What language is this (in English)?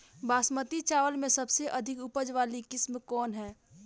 Bhojpuri